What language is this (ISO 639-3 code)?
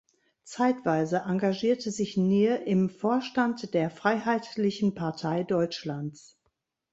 deu